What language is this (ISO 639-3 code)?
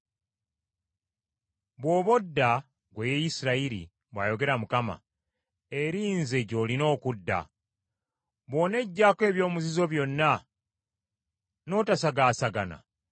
lug